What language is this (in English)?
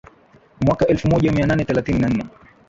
Swahili